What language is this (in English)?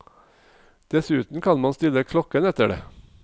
Norwegian